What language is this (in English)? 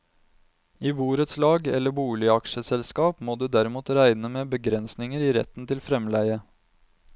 Norwegian